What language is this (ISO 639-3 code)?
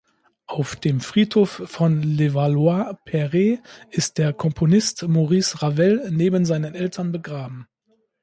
deu